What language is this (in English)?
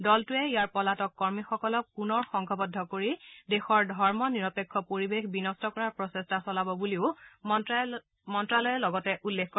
Assamese